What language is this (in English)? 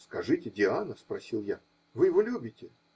Russian